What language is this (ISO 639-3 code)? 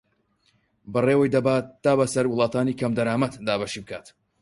ckb